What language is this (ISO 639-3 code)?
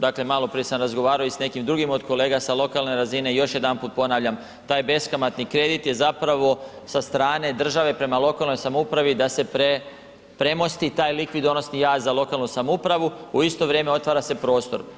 hrv